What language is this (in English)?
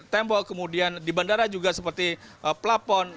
Indonesian